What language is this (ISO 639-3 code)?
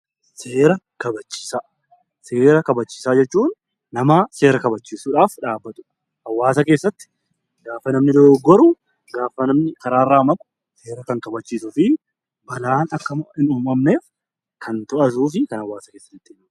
orm